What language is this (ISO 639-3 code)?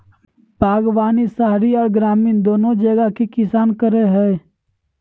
mag